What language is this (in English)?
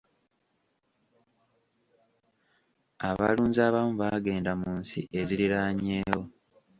Ganda